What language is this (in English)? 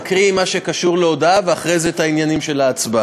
Hebrew